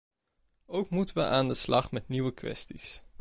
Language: Dutch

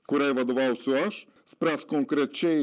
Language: Lithuanian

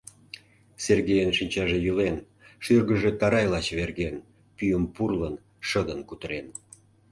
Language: Mari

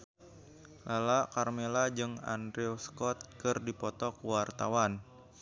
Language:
Sundanese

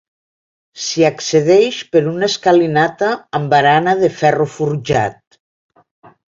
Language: Catalan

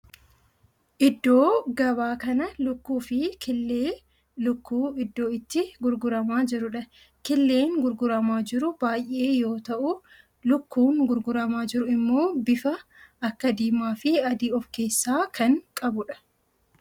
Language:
Oromo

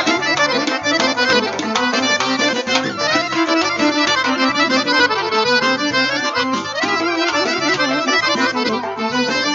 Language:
Romanian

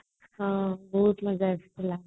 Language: Odia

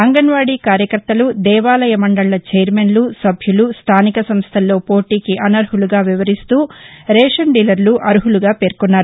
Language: Telugu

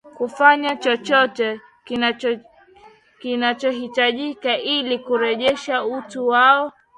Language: Swahili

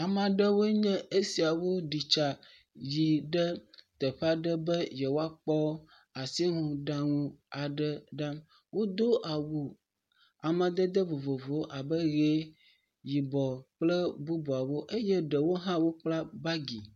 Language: Ewe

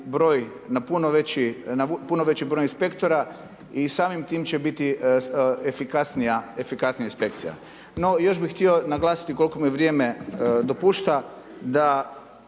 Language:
Croatian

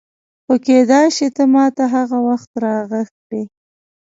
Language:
Pashto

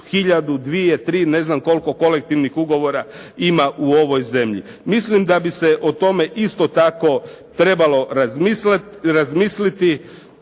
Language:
Croatian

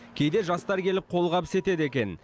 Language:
Kazakh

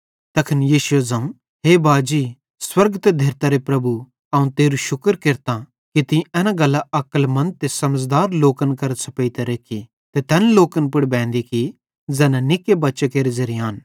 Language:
Bhadrawahi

